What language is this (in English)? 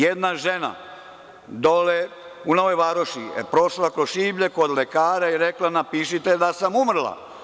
Serbian